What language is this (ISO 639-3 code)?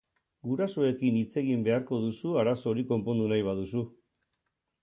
eus